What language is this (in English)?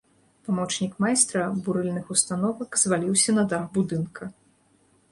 Belarusian